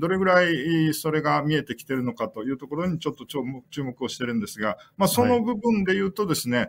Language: Japanese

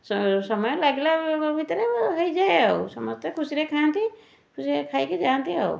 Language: Odia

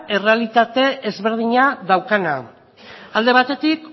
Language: Basque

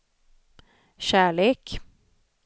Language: Swedish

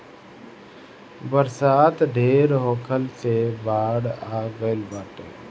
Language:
Bhojpuri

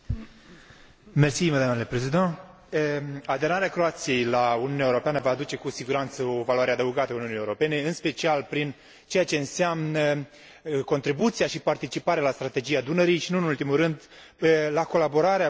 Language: Romanian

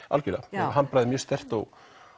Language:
Icelandic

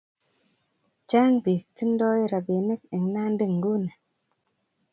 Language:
Kalenjin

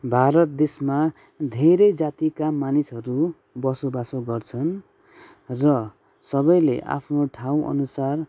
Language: Nepali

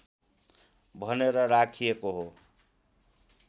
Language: Nepali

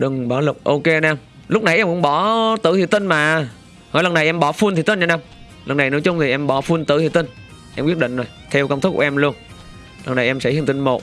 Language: Vietnamese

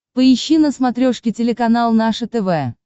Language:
Russian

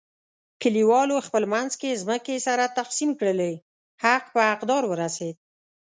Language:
Pashto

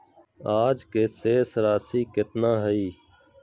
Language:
Magahi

